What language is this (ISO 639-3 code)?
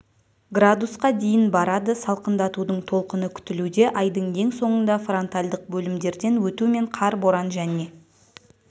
kaz